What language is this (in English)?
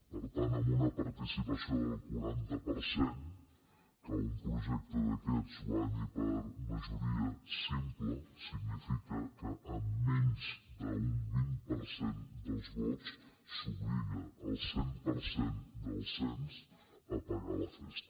Catalan